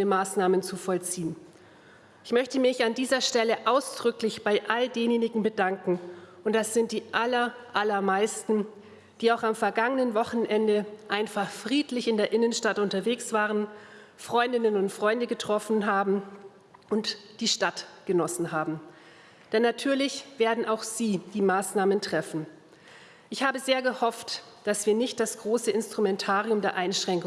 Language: German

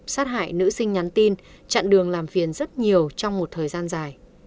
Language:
Vietnamese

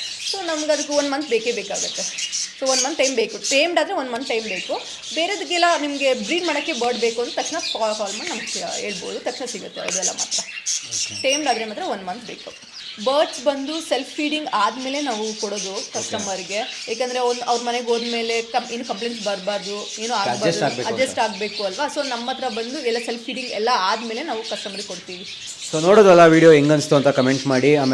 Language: Kannada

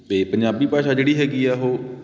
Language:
Punjabi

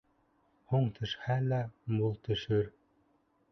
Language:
Bashkir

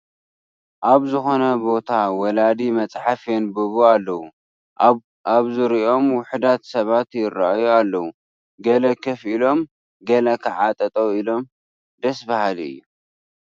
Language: Tigrinya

